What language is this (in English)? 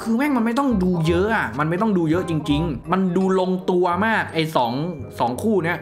Thai